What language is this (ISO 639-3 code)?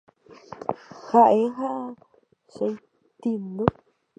grn